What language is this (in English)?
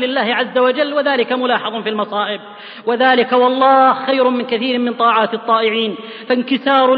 Arabic